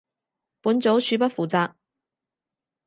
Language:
Cantonese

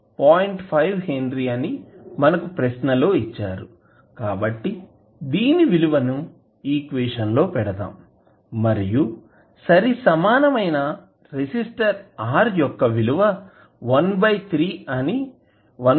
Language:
Telugu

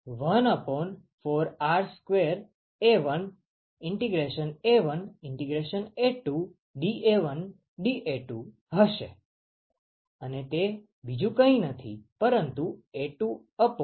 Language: Gujarati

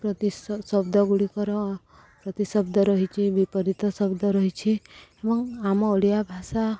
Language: Odia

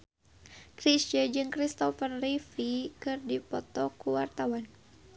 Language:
Sundanese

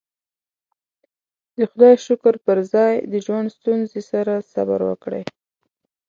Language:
Pashto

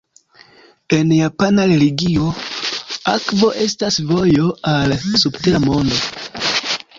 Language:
Esperanto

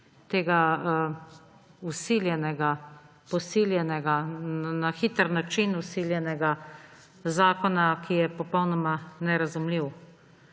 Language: Slovenian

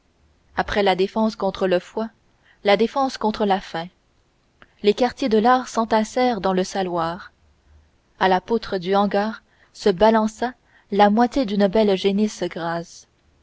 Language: French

